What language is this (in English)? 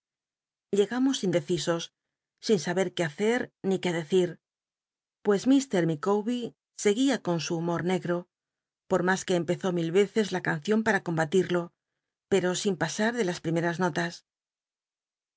Spanish